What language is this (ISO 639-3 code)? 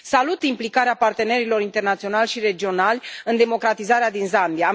ron